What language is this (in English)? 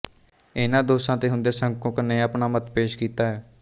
Punjabi